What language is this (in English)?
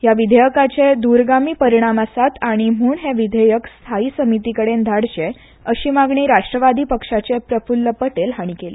Konkani